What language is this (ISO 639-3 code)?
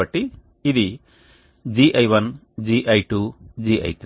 tel